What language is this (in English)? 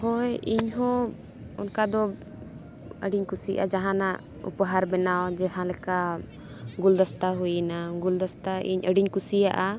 Santali